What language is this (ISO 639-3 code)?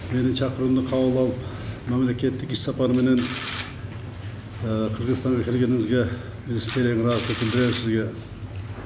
kaz